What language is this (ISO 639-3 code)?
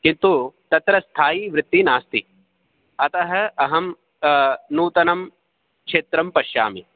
san